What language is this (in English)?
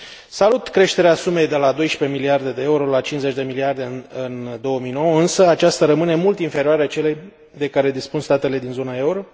Romanian